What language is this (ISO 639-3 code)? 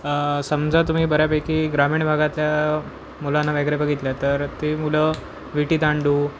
mar